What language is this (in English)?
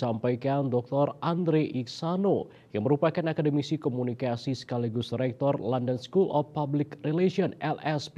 Indonesian